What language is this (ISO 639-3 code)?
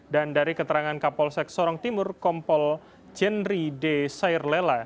ind